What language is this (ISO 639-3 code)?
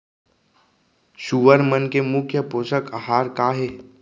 hne